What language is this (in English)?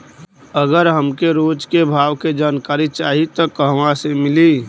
Bhojpuri